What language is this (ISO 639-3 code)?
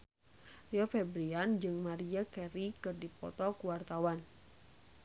sun